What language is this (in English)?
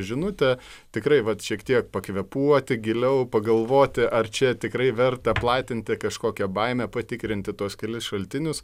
Lithuanian